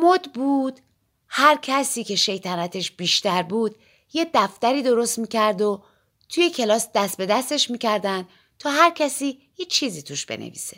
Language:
Persian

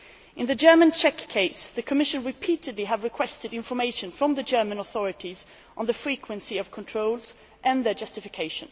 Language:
English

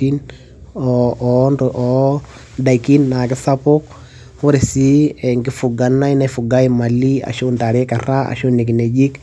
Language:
Masai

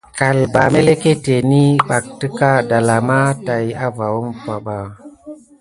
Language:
Gidar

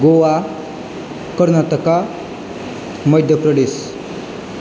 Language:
Bodo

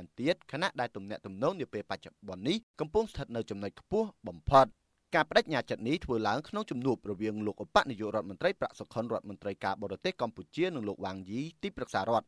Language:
Thai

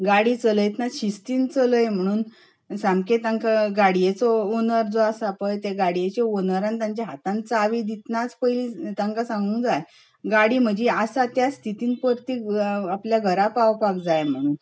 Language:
Konkani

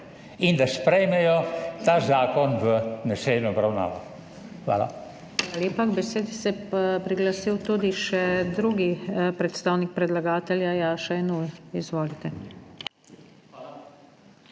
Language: Slovenian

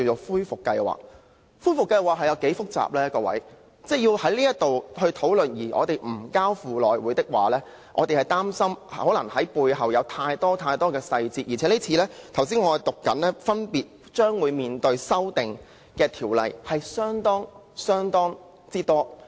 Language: Cantonese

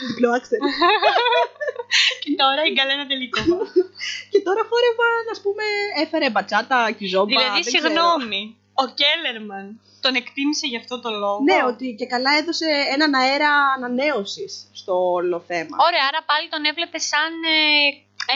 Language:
Greek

